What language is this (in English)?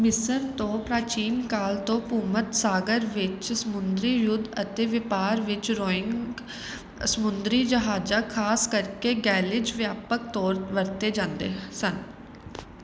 Punjabi